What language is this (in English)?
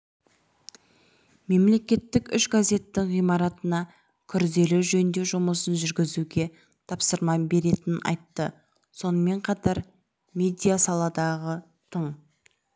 Kazakh